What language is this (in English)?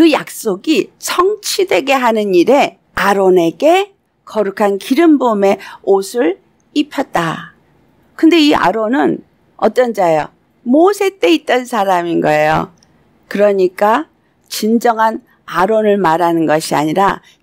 Korean